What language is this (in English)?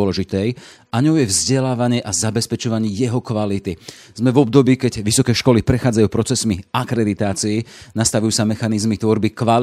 Slovak